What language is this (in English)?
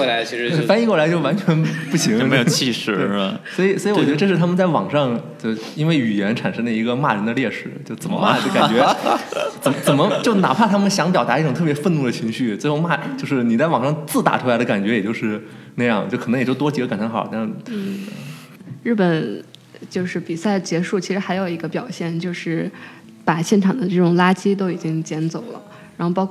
Chinese